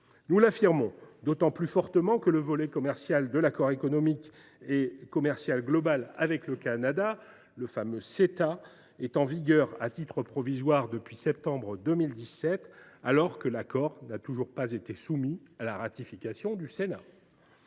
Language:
French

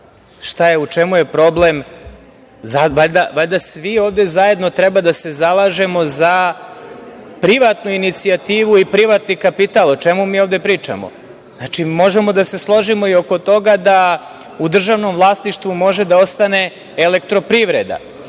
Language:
Serbian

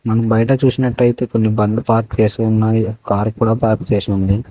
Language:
Telugu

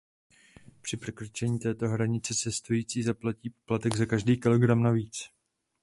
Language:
Czech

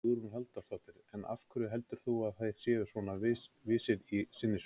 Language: Icelandic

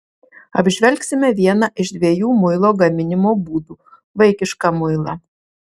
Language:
Lithuanian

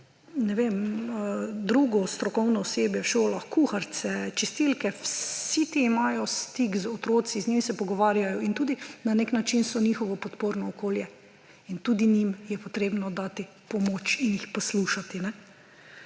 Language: Slovenian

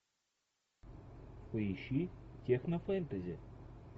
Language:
Russian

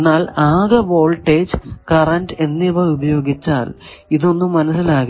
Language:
Malayalam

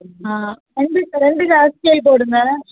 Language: Tamil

